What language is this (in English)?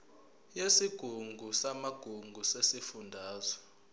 Zulu